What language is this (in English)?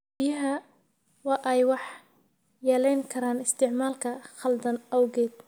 Somali